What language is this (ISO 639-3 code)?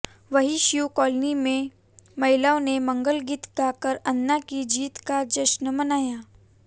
hin